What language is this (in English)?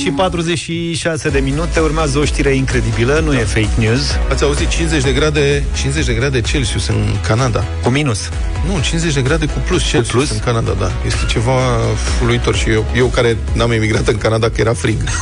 Romanian